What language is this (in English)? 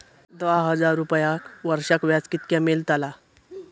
Marathi